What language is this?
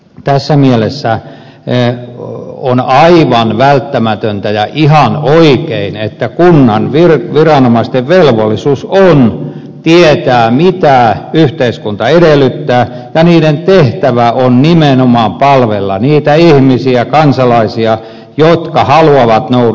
Finnish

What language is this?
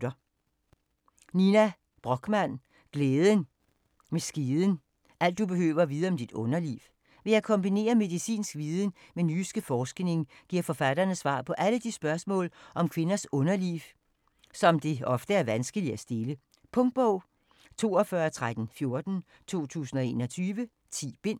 Danish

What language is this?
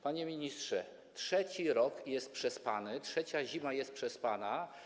Polish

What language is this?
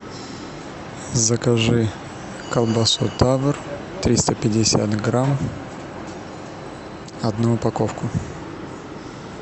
Russian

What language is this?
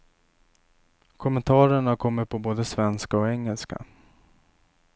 Swedish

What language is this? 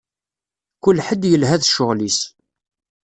Kabyle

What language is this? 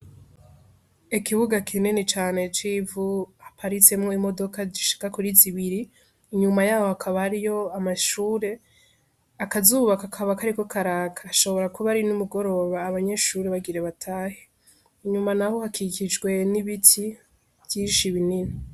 Rundi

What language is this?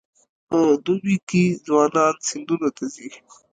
Pashto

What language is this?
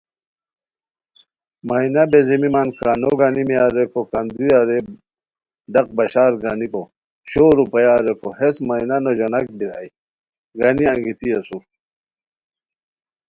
Khowar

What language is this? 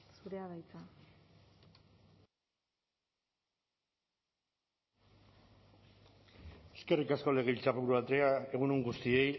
Basque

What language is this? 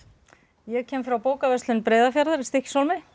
Icelandic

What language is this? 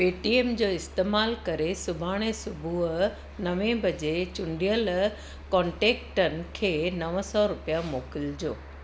Sindhi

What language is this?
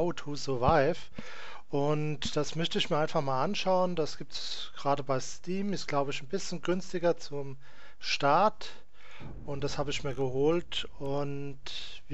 German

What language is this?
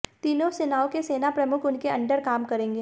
Hindi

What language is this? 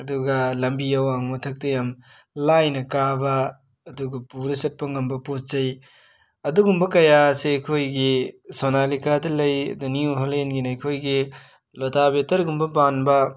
Manipuri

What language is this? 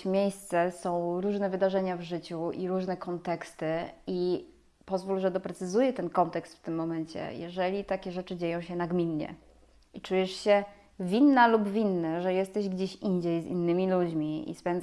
Polish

